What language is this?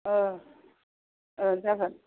Bodo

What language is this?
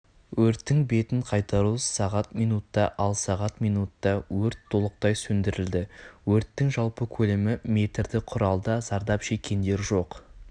Kazakh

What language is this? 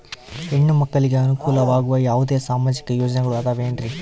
Kannada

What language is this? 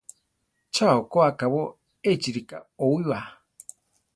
Central Tarahumara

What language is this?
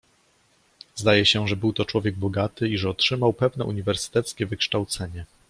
Polish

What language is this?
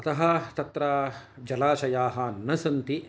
Sanskrit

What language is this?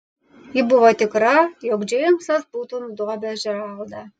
Lithuanian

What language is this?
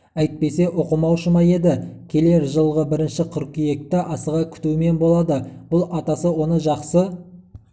Kazakh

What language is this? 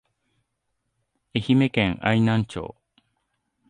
Japanese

